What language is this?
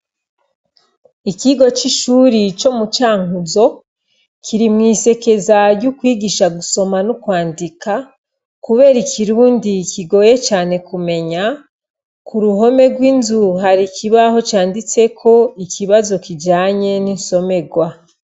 Rundi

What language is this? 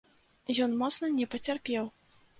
Belarusian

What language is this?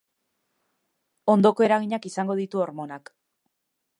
Basque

